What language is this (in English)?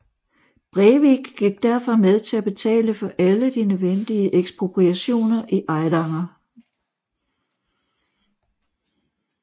Danish